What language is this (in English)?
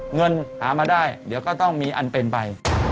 Thai